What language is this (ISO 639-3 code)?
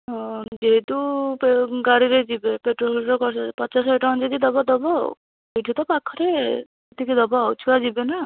ori